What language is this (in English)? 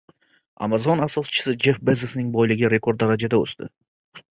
Uzbek